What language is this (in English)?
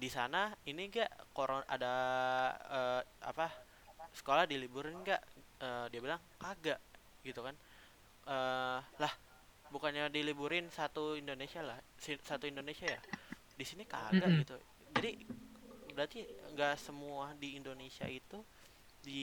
Indonesian